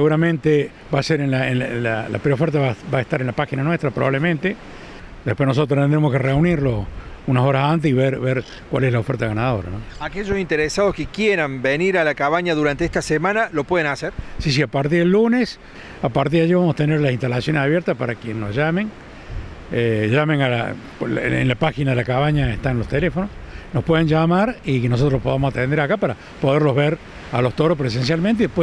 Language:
Spanish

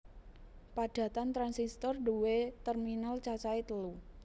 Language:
Javanese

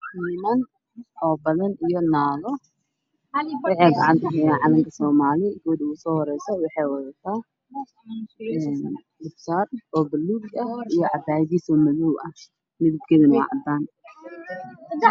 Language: Somali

